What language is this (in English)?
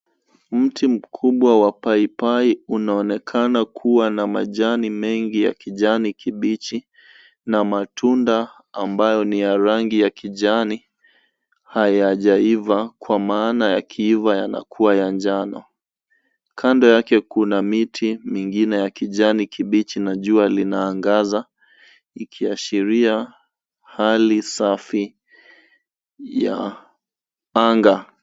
Swahili